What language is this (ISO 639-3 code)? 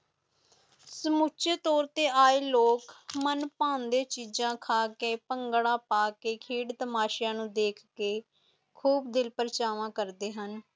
pan